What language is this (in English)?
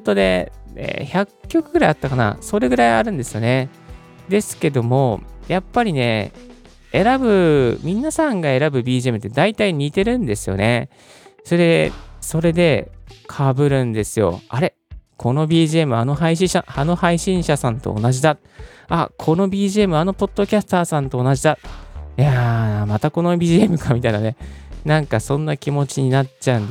Japanese